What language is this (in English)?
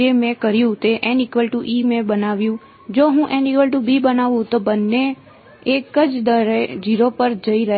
Gujarati